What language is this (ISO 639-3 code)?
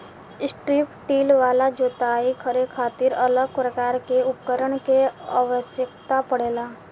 bho